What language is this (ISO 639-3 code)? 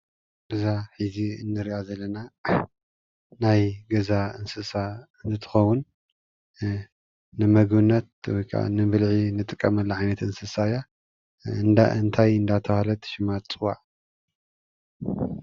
tir